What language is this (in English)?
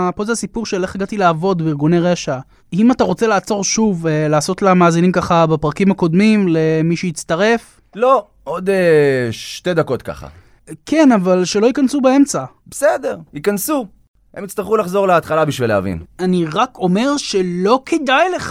Hebrew